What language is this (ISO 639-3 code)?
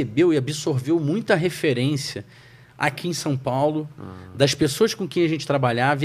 por